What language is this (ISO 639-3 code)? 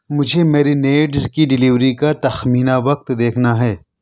urd